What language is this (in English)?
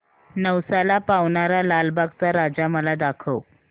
Marathi